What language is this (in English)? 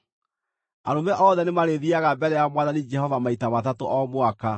Kikuyu